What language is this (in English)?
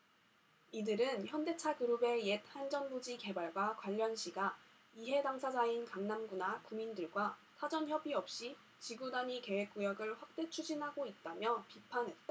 Korean